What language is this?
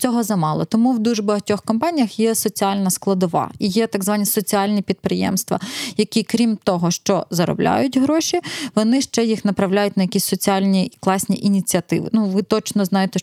Ukrainian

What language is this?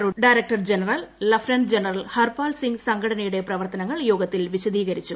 Malayalam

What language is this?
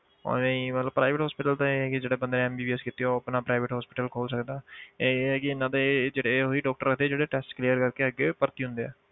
Punjabi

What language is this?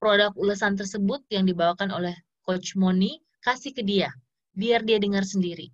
Indonesian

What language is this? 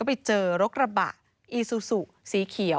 Thai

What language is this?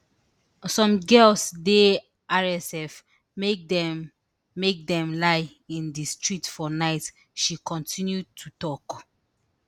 Nigerian Pidgin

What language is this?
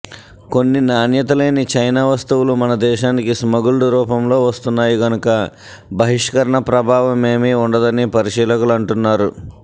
Telugu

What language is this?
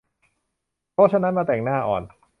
Thai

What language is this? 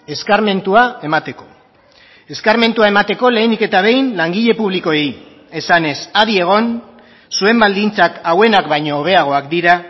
Basque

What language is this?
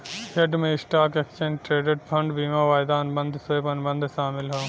Bhojpuri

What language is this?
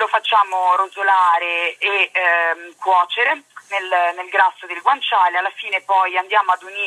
Italian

